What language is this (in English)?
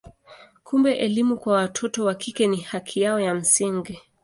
Swahili